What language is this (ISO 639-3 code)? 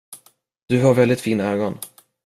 swe